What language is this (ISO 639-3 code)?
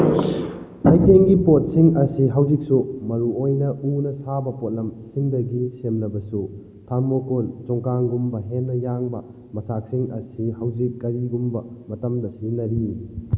mni